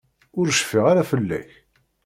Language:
Kabyle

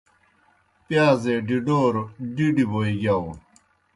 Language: Kohistani Shina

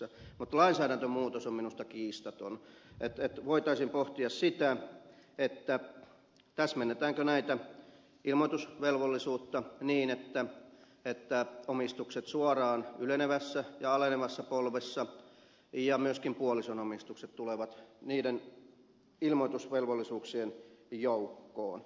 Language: Finnish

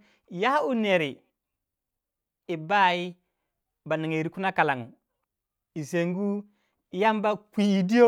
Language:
Waja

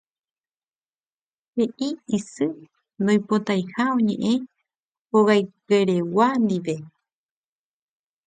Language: Guarani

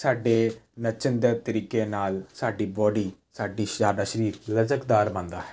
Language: Punjabi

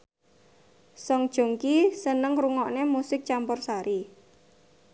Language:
Javanese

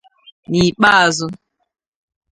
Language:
Igbo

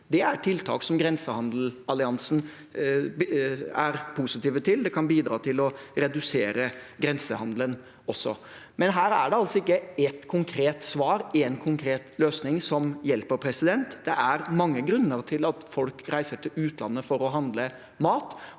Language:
Norwegian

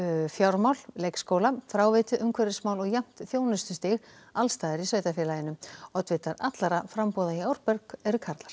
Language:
Icelandic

